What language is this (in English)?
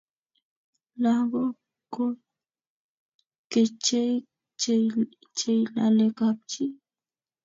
Kalenjin